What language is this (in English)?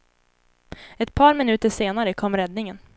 Swedish